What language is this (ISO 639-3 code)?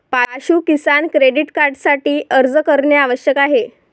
mar